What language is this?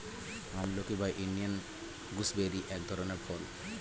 Bangla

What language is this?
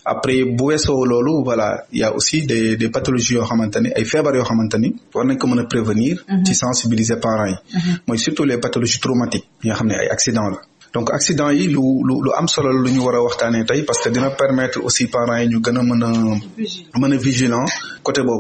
French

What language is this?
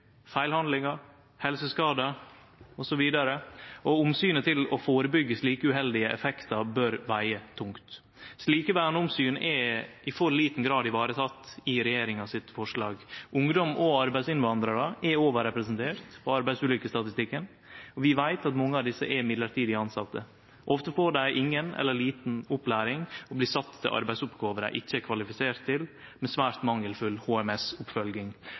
Norwegian Nynorsk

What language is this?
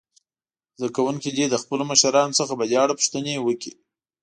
Pashto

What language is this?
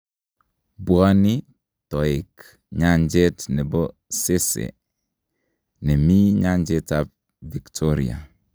Kalenjin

